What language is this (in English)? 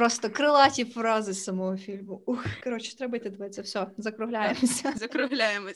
Ukrainian